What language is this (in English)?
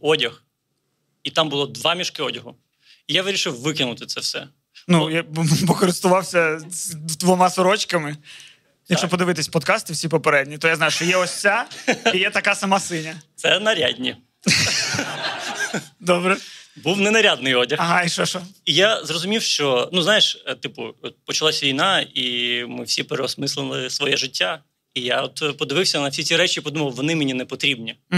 Ukrainian